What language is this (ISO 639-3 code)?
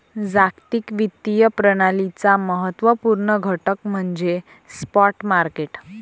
mar